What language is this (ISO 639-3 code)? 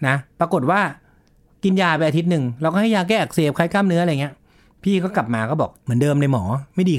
tha